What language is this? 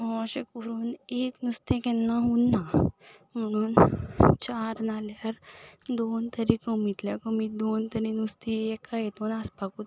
Konkani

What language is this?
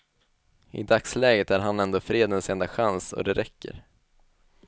Swedish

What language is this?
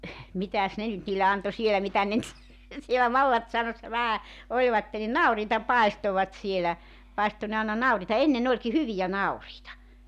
Finnish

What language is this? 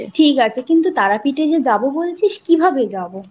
Bangla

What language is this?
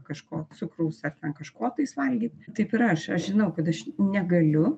Lithuanian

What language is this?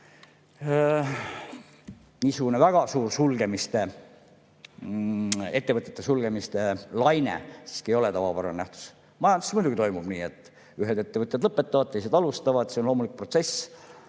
Estonian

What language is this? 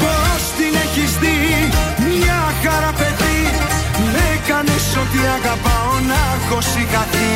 Greek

